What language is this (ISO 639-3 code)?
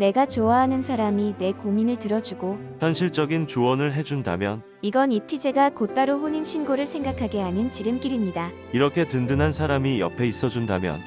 kor